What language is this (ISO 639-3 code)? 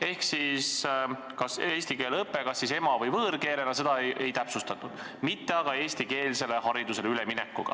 est